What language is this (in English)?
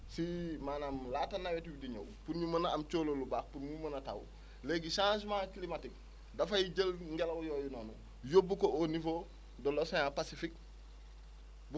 Wolof